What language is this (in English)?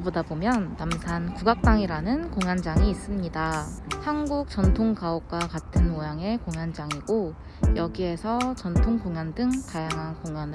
Korean